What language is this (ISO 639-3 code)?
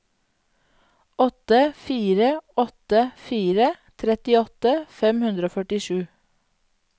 nor